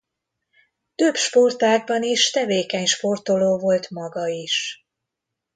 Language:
Hungarian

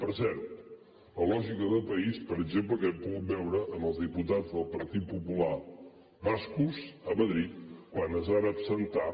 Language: Catalan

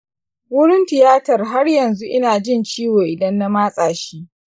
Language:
Hausa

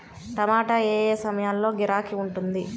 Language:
Telugu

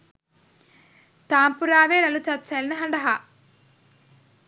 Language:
Sinhala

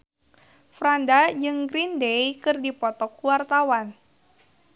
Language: Sundanese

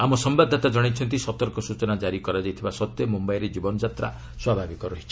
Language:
Odia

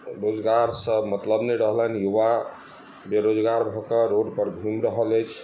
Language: Maithili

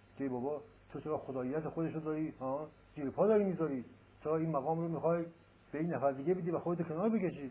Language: Persian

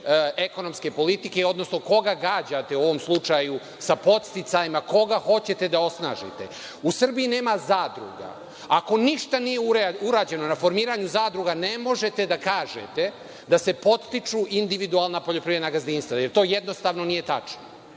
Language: Serbian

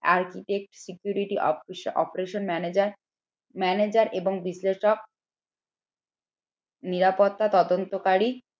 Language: Bangla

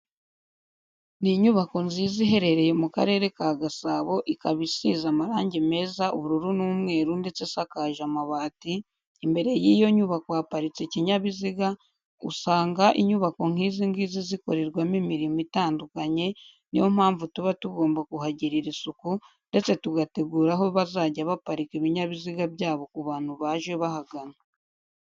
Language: Kinyarwanda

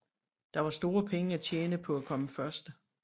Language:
Danish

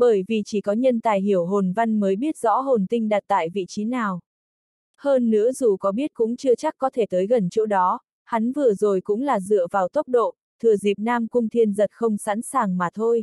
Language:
Vietnamese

